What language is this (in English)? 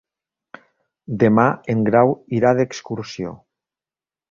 Catalan